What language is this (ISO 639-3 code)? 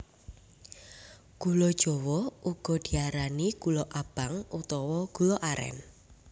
jav